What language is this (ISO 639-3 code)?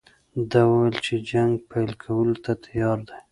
pus